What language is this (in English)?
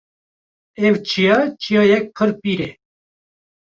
Kurdish